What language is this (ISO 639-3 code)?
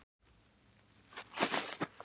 isl